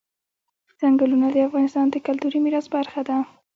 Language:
Pashto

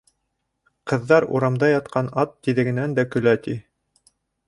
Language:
Bashkir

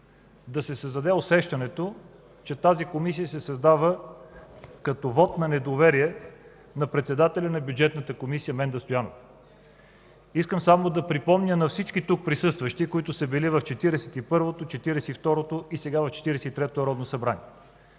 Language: Bulgarian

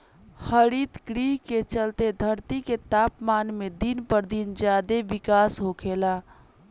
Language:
Bhojpuri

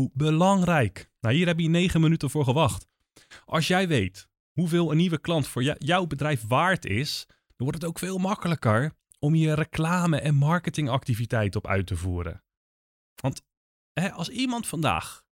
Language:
Dutch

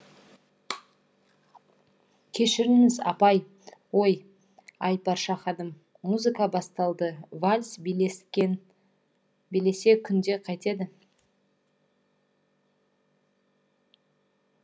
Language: Kazakh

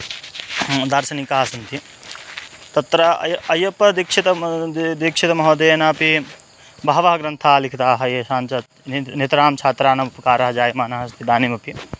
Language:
Sanskrit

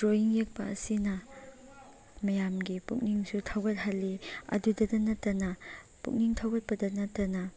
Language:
Manipuri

